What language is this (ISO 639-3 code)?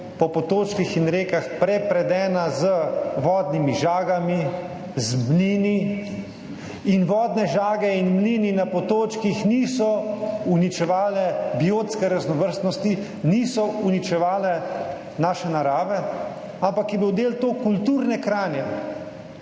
slv